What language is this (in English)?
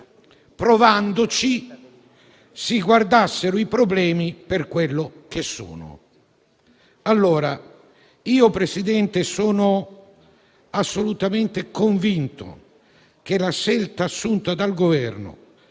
Italian